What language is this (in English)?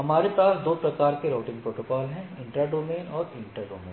Hindi